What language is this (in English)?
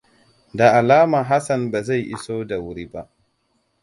Hausa